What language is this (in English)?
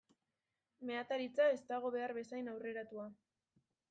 Basque